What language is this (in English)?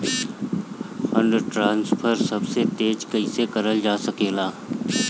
Bhojpuri